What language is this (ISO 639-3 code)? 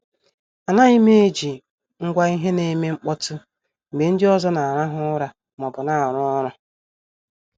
ibo